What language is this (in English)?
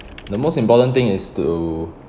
English